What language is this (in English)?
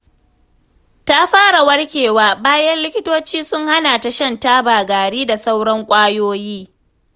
Hausa